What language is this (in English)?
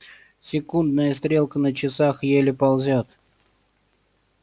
Russian